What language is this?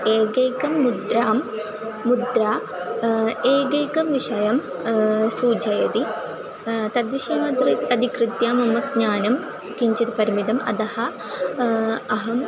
Sanskrit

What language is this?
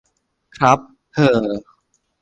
Thai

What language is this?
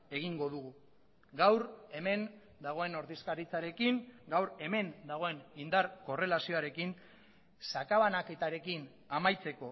Basque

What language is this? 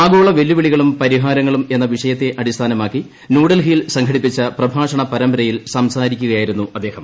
Malayalam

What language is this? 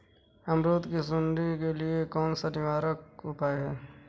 Hindi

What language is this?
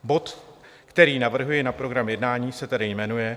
Czech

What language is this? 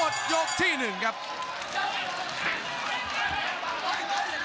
Thai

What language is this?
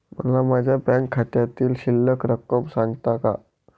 Marathi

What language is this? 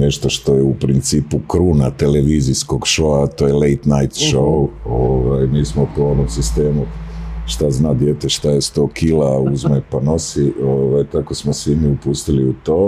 Croatian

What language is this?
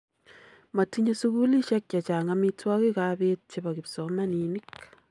Kalenjin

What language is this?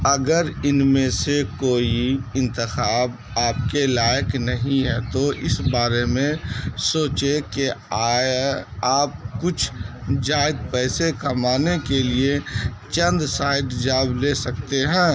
Urdu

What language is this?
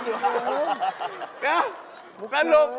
Thai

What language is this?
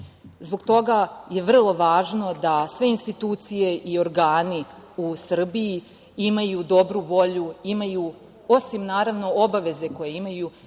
Serbian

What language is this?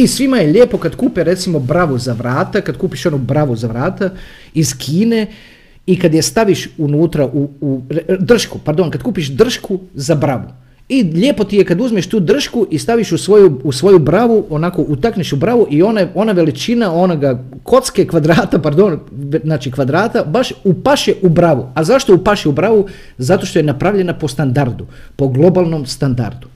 Croatian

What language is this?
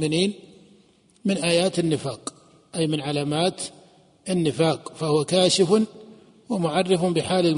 Arabic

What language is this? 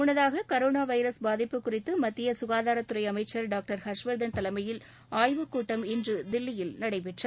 Tamil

